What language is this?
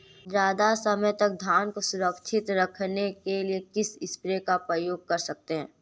Hindi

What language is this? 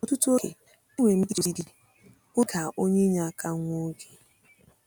Igbo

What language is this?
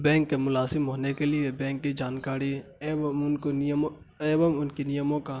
Urdu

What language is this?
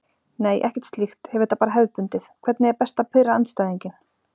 Icelandic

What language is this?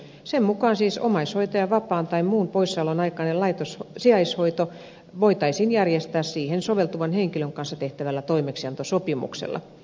Finnish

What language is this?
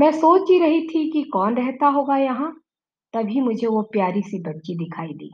Hindi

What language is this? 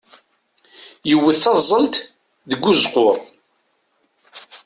Kabyle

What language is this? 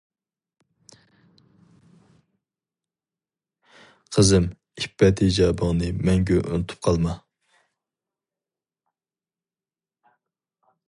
Uyghur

